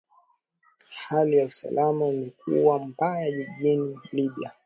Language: Swahili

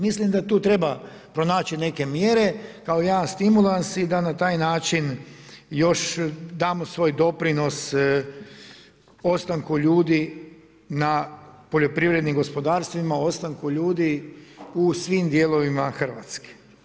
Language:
Croatian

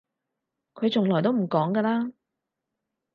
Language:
Cantonese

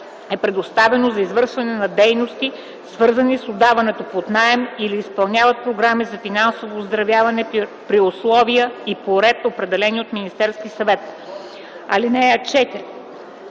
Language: Bulgarian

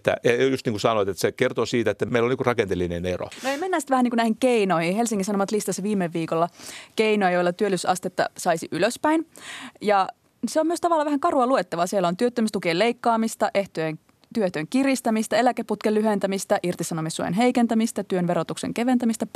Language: Finnish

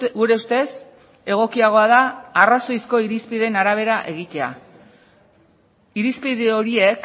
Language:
Basque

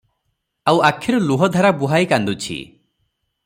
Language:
Odia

